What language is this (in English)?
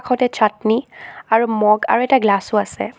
Assamese